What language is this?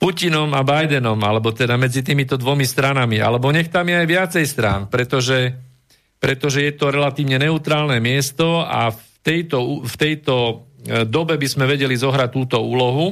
Slovak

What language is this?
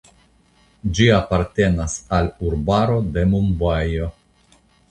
Esperanto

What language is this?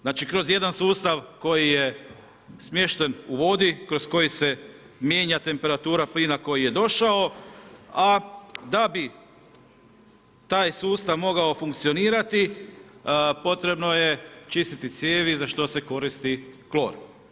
Croatian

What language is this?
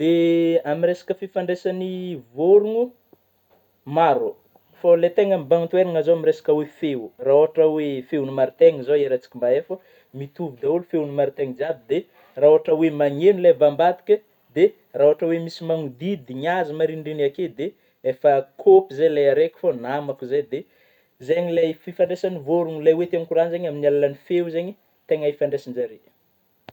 Northern Betsimisaraka Malagasy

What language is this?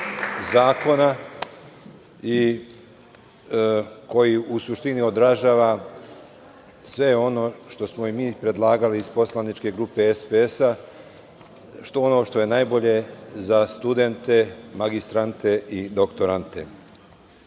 Serbian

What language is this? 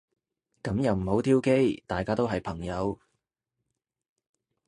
Cantonese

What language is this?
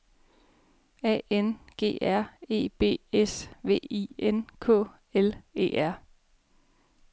Danish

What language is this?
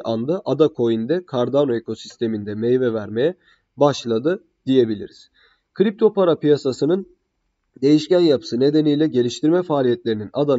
Turkish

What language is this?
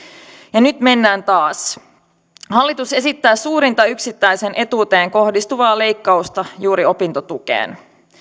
Finnish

